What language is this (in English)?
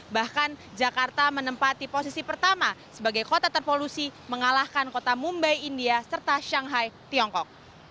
Indonesian